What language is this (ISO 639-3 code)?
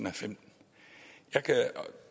dan